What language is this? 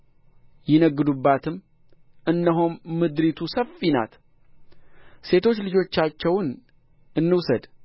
Amharic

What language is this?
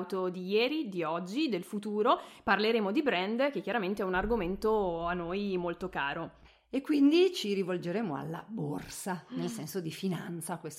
Italian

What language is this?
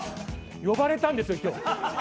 Japanese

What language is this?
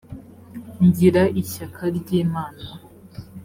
Kinyarwanda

